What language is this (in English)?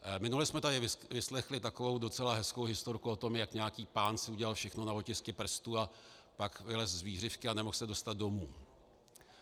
Czech